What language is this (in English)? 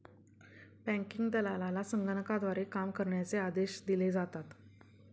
Marathi